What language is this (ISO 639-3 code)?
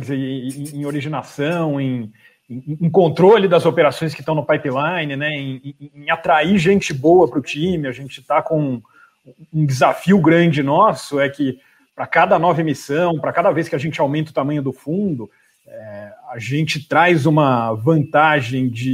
por